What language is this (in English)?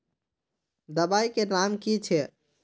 Magahi